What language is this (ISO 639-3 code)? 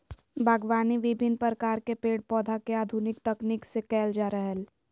mag